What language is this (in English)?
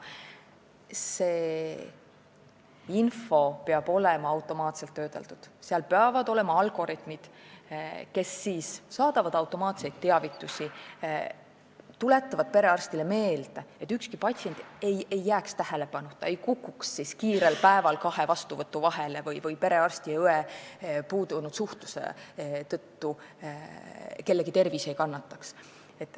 Estonian